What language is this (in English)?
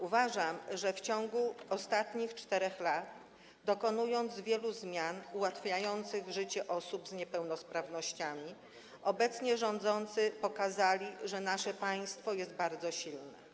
Polish